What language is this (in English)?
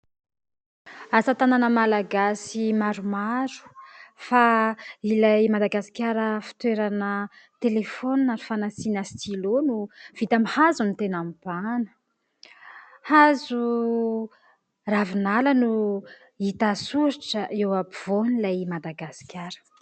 Malagasy